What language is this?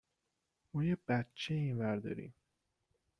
Persian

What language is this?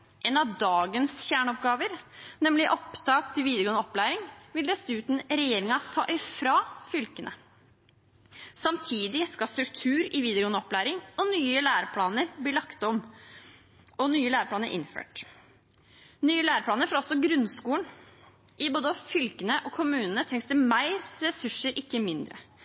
Norwegian Bokmål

